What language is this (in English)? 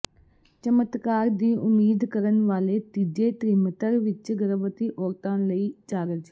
Punjabi